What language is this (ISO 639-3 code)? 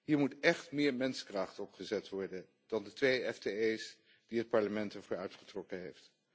nld